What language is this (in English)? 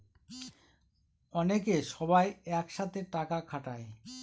Bangla